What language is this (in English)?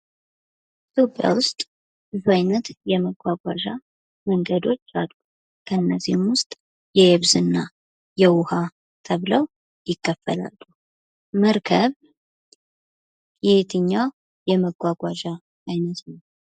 Amharic